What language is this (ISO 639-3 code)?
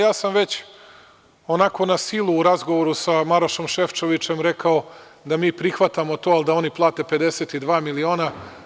srp